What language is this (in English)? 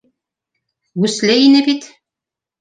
Bashkir